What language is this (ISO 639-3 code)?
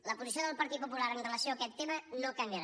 cat